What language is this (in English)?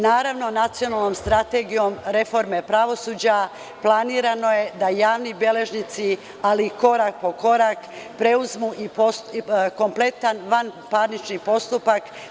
Serbian